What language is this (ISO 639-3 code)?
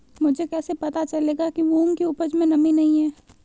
hin